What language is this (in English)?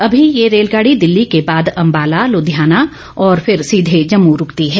Hindi